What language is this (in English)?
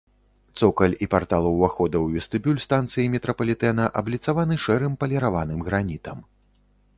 Belarusian